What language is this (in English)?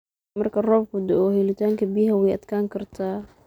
Somali